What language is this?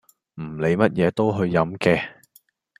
Cantonese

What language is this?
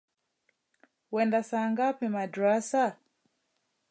Swahili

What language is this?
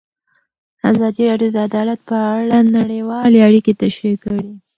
Pashto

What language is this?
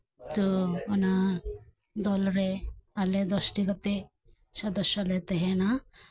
Santali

